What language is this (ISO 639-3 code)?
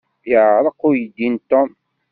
kab